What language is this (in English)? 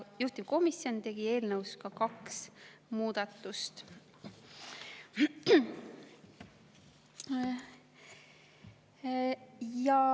Estonian